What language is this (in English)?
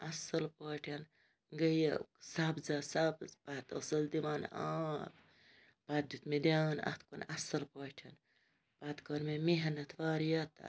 Kashmiri